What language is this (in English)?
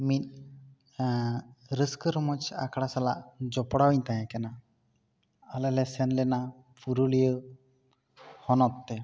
Santali